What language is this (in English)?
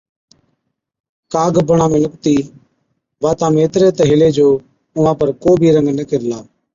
Od